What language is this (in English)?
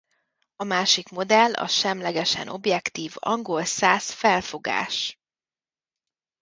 Hungarian